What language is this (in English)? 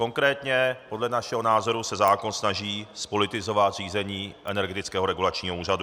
Czech